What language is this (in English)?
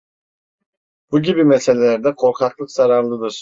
Turkish